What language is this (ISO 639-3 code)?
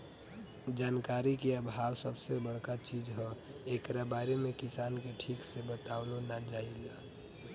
bho